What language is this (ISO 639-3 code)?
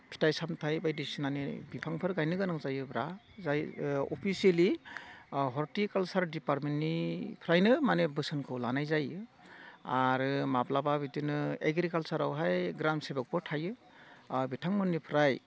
brx